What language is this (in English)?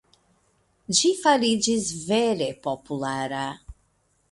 Esperanto